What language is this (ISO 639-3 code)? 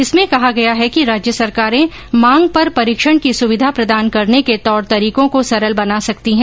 hin